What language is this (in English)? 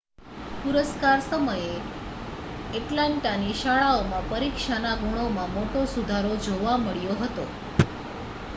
Gujarati